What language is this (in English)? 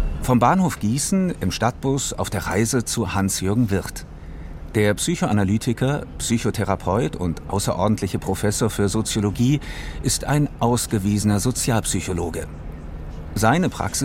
German